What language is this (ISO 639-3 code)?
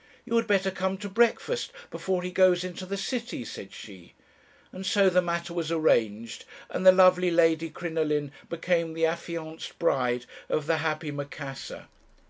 eng